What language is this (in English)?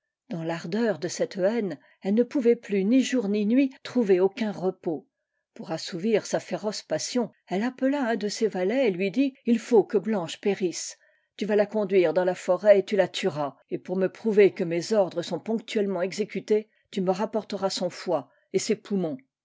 French